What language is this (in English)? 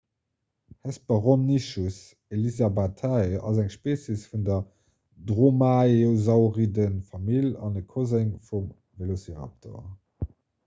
Luxembourgish